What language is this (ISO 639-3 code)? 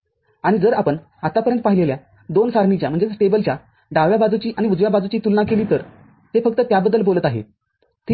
mar